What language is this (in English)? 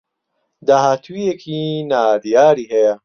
Central Kurdish